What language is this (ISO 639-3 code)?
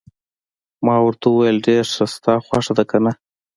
pus